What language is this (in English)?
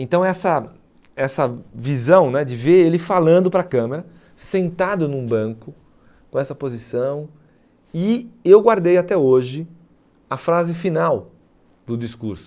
Portuguese